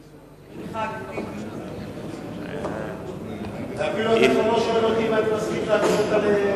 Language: Hebrew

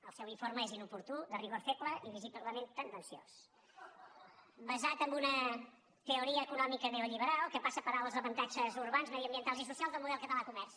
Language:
Catalan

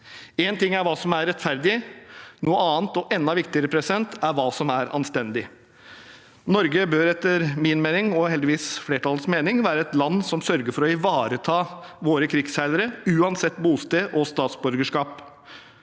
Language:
Norwegian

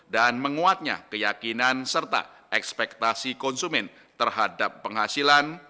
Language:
Indonesian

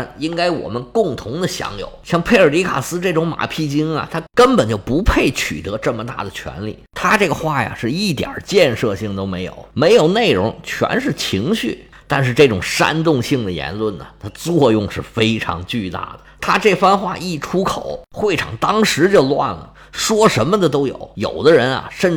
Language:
Chinese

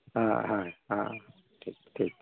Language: Santali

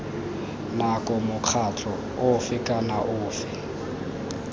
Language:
Tswana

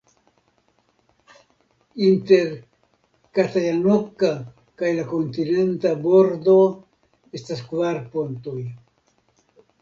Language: Esperanto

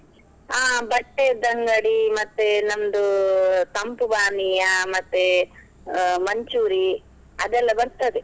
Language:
Kannada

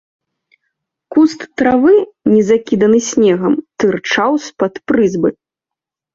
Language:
Belarusian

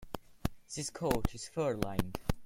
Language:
English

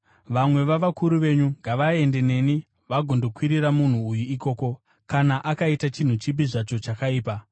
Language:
Shona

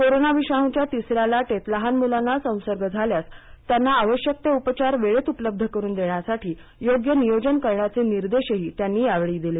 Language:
Marathi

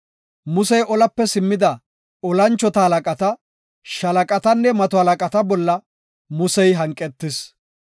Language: Gofa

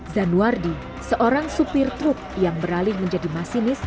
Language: Indonesian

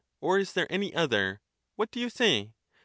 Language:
English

